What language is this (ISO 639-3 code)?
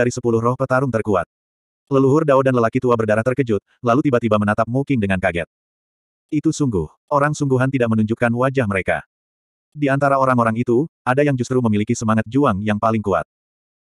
ind